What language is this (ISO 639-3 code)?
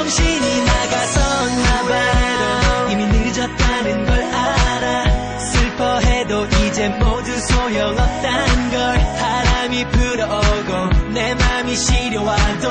kor